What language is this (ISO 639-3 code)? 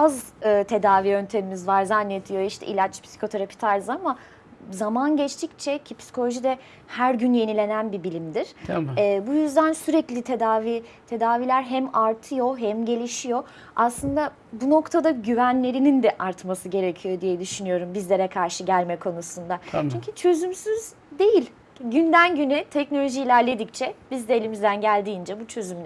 tur